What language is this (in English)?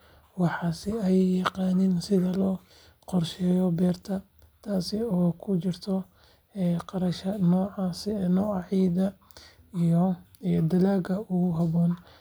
Somali